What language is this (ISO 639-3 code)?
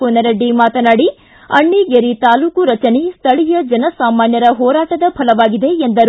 kan